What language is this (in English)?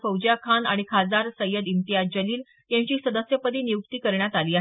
Marathi